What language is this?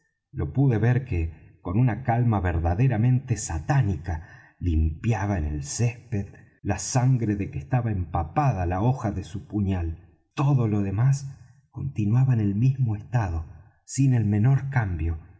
Spanish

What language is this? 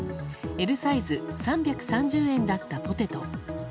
Japanese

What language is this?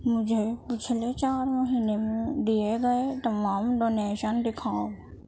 Urdu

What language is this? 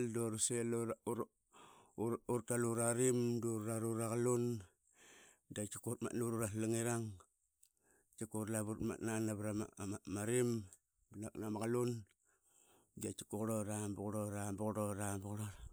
Qaqet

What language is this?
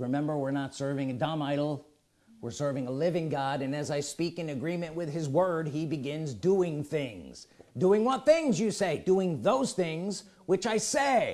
English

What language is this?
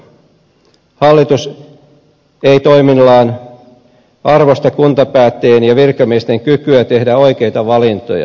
Finnish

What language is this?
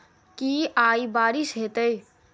Maithili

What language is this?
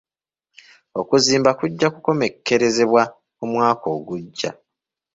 Ganda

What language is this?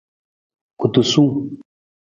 Nawdm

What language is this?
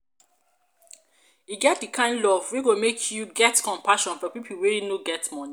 Nigerian Pidgin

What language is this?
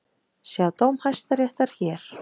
Icelandic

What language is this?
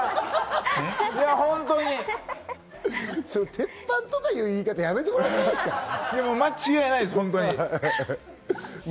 Japanese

